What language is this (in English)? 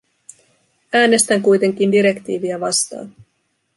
Finnish